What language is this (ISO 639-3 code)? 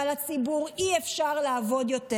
heb